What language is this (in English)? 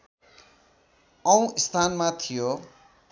Nepali